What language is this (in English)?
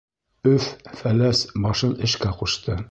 Bashkir